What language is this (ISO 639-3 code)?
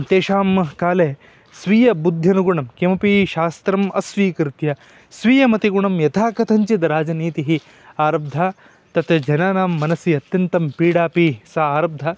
san